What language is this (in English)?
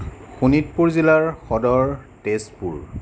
Assamese